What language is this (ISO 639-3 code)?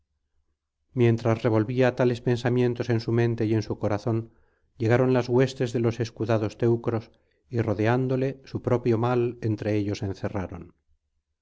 spa